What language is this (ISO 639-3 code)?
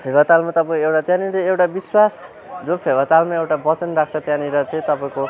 nep